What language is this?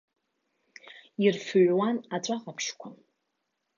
Abkhazian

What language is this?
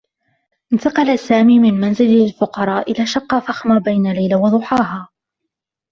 Arabic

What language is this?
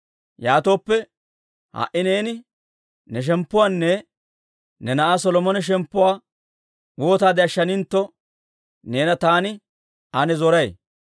Dawro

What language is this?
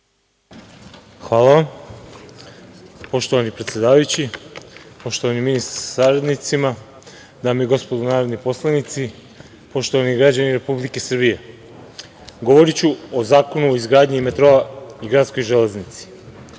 Serbian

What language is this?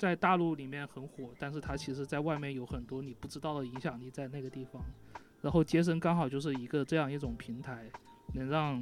Chinese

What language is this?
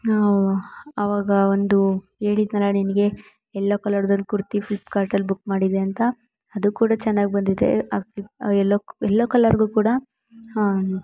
Kannada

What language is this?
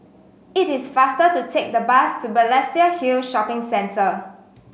English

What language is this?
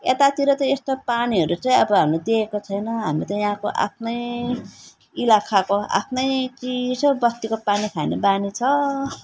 Nepali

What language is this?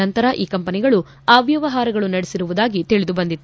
Kannada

